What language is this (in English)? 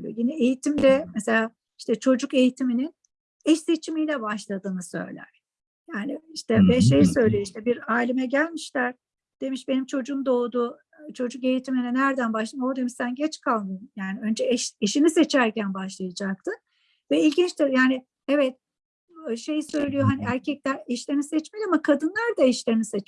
Turkish